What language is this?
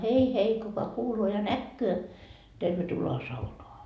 Finnish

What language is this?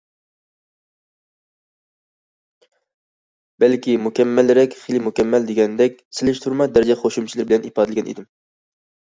Uyghur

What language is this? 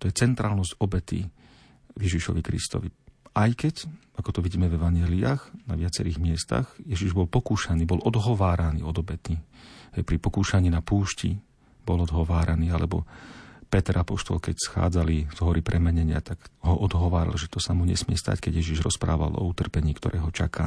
Slovak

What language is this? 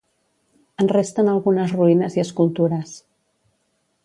Catalan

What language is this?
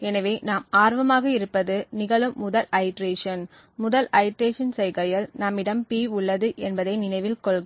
Tamil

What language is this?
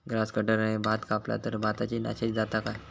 Marathi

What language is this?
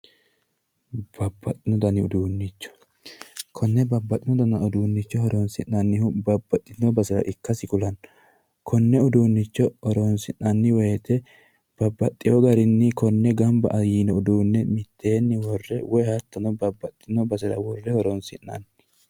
Sidamo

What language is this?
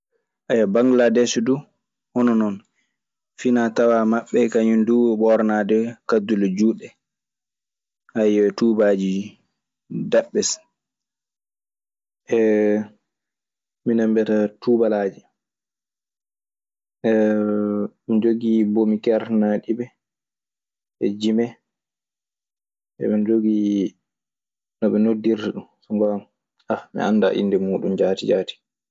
Maasina Fulfulde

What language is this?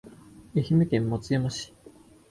Japanese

